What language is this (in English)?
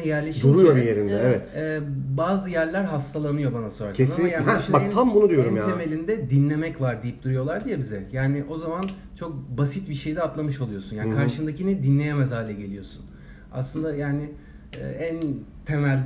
Turkish